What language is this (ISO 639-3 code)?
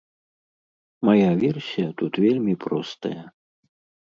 bel